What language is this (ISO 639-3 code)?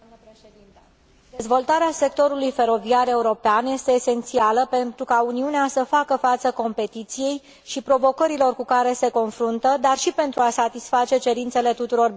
ron